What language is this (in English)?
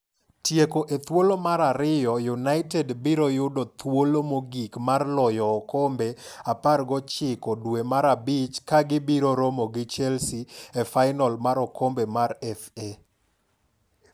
Luo (Kenya and Tanzania)